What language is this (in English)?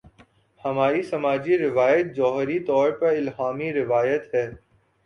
Urdu